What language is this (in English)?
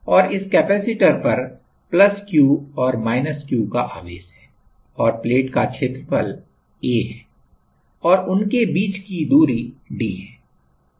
Hindi